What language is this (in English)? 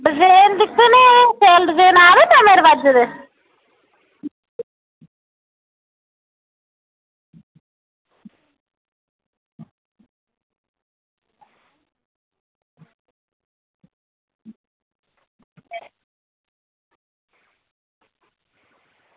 Dogri